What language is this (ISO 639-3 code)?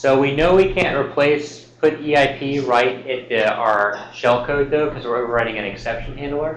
eng